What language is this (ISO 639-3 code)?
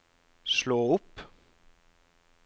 nor